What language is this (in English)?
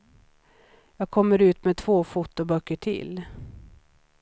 Swedish